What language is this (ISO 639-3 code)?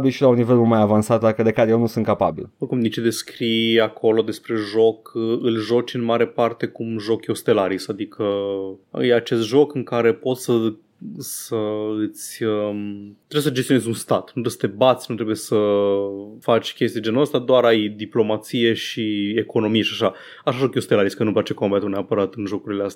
ron